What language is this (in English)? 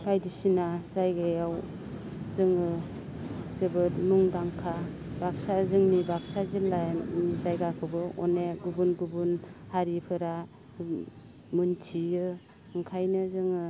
Bodo